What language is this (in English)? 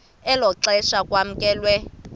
Xhosa